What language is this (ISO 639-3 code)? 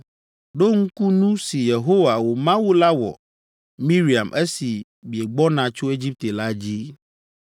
ewe